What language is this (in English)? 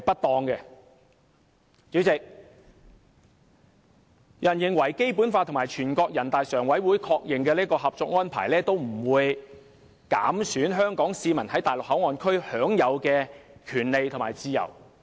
Cantonese